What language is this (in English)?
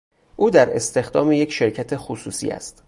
Persian